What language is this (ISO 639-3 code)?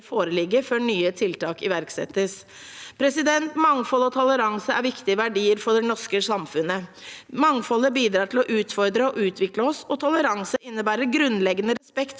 nor